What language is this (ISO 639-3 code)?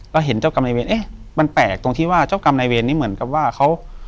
tha